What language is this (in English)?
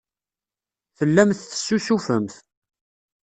Kabyle